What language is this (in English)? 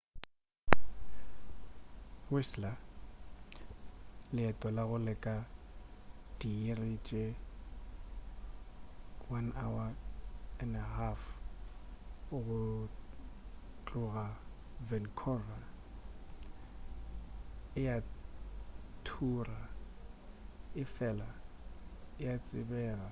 Northern Sotho